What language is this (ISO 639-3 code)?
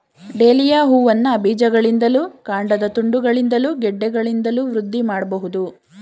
kan